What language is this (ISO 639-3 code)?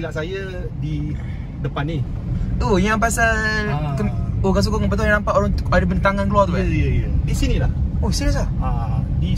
msa